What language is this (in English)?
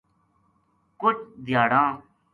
Gujari